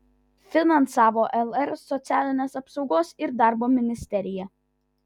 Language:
Lithuanian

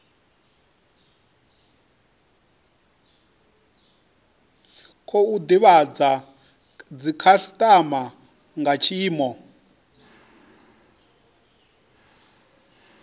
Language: Venda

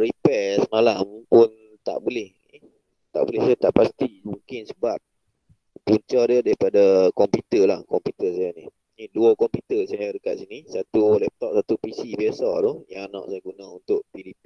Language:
Malay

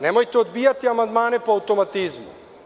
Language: Serbian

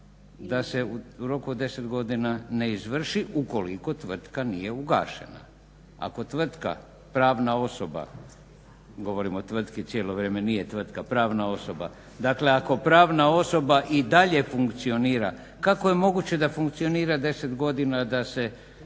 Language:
Croatian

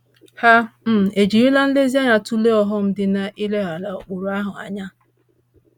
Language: Igbo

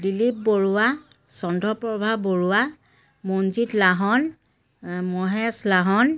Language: Assamese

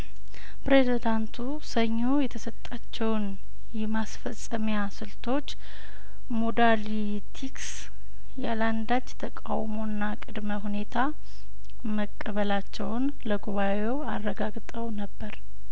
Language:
Amharic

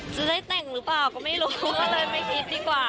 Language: Thai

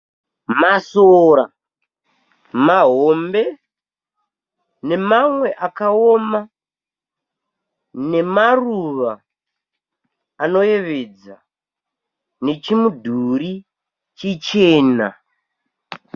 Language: Shona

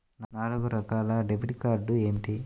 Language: Telugu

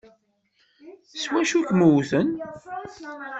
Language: Kabyle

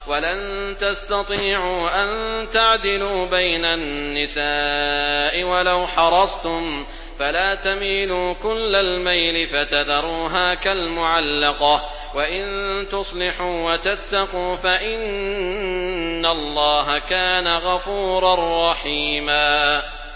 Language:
Arabic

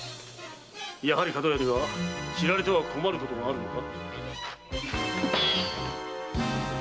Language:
Japanese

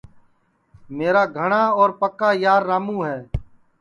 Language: Sansi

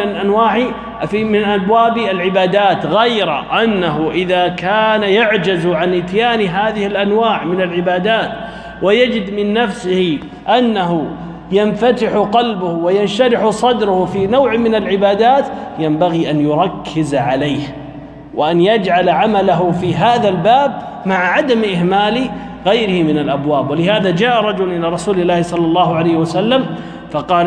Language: Arabic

